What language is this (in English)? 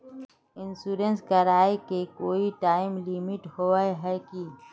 Magahi